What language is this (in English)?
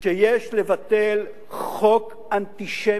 Hebrew